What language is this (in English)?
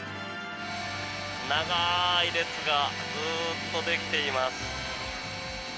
Japanese